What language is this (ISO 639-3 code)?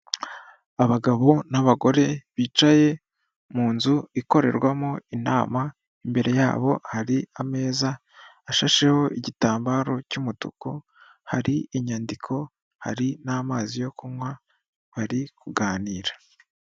kin